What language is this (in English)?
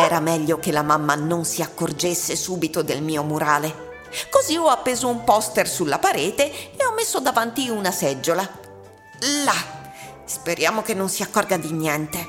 Italian